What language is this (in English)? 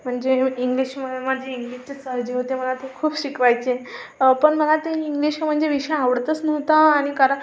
Marathi